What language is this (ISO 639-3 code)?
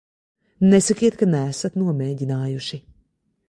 lav